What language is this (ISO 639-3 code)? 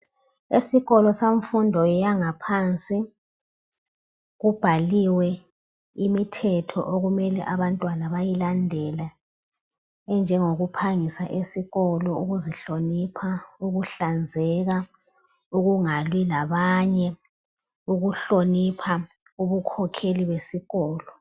nde